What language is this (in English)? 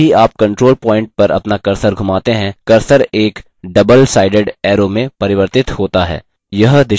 Hindi